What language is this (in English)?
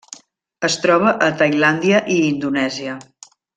Catalan